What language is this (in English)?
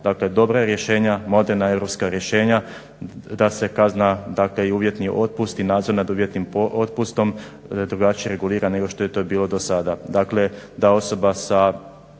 Croatian